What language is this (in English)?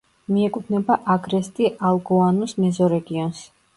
Georgian